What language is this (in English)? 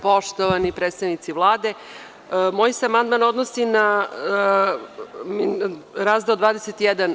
Serbian